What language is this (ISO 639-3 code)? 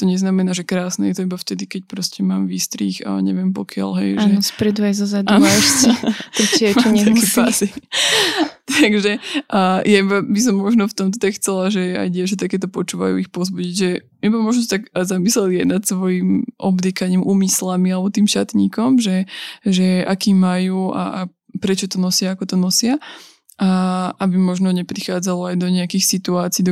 slk